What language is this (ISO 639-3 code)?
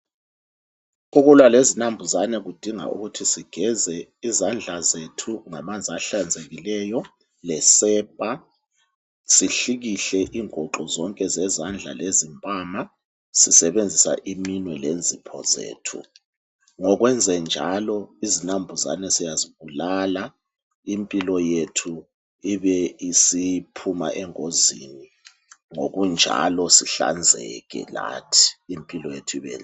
nde